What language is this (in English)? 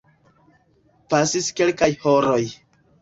Esperanto